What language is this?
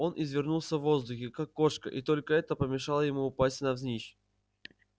Russian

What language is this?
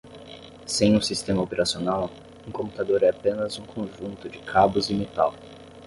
Portuguese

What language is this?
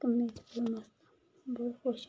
Dogri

